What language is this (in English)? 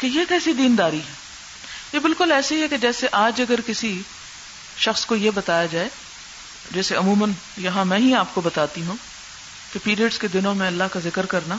Urdu